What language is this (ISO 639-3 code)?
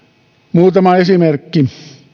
fin